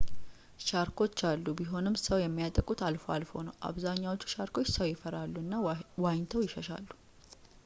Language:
Amharic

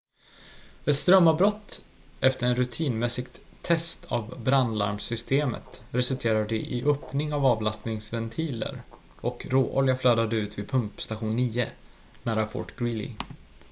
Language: Swedish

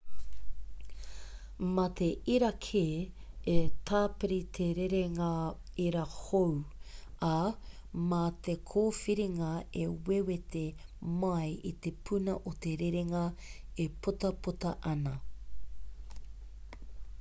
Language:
Māori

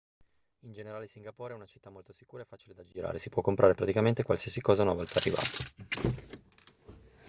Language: Italian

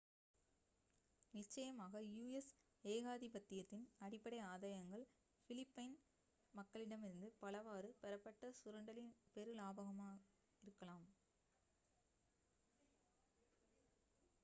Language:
Tamil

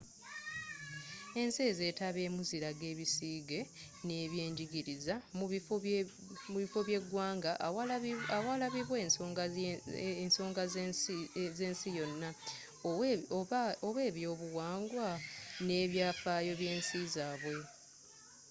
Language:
Ganda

